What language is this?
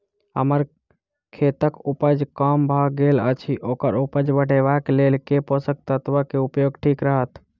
Maithili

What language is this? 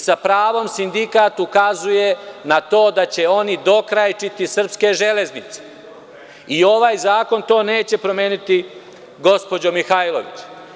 Serbian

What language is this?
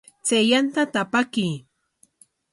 Corongo Ancash Quechua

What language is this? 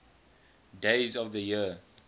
English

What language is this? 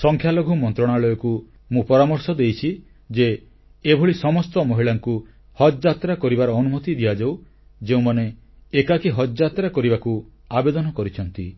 Odia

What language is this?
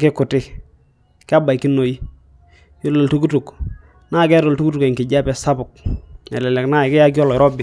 Masai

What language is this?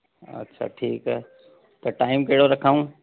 Sindhi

